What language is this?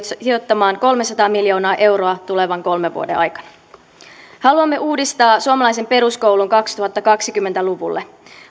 Finnish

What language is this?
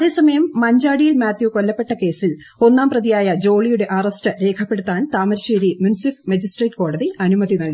Malayalam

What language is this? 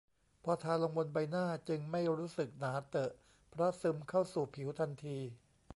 Thai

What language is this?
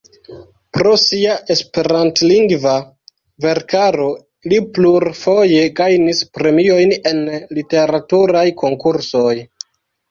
Esperanto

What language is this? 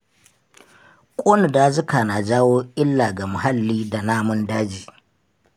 Hausa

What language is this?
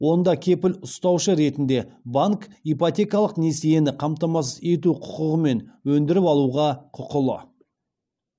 Kazakh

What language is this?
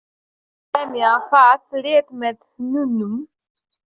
Icelandic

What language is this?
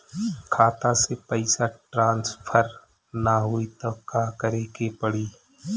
Bhojpuri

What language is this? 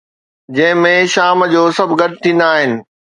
Sindhi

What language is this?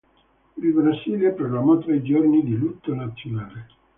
Italian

